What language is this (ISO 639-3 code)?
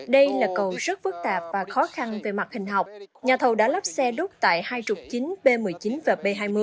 vie